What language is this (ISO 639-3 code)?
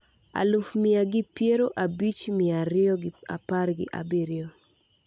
luo